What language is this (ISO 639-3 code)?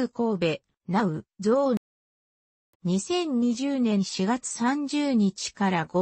jpn